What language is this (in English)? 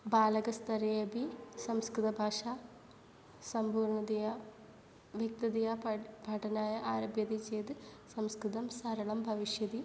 Sanskrit